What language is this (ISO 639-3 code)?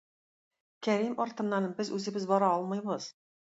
tat